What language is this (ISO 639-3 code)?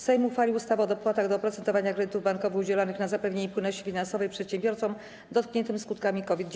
pol